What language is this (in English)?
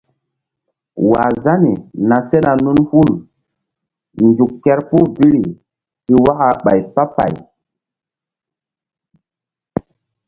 Mbum